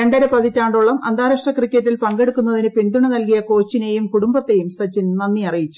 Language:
Malayalam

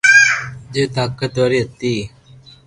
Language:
Loarki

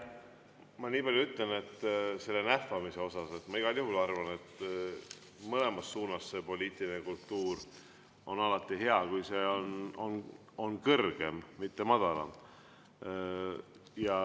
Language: Estonian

